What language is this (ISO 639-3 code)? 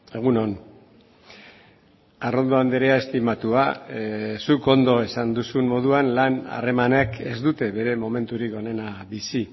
eus